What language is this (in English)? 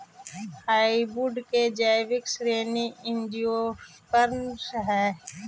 Magahi